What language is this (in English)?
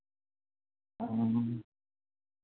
Santali